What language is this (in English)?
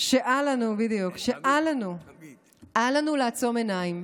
Hebrew